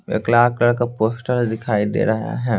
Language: Hindi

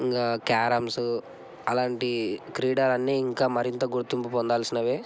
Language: Telugu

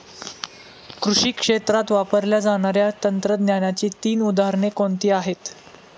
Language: Marathi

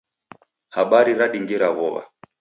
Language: Taita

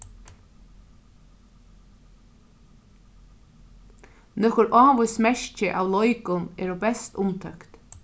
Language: Faroese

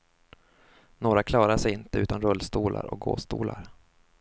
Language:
Swedish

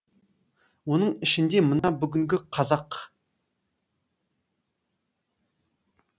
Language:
Kazakh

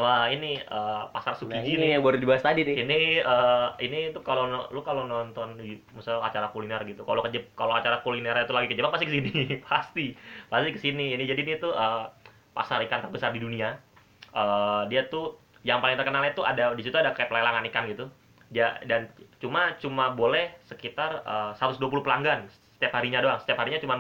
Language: Indonesian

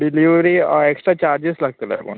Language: Konkani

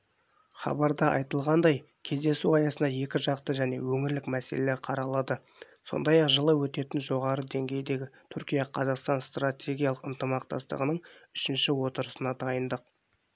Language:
Kazakh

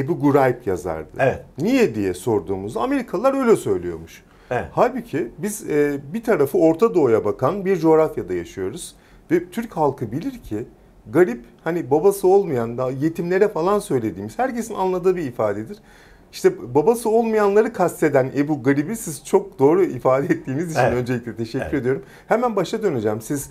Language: Turkish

